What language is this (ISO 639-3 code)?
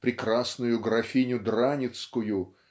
rus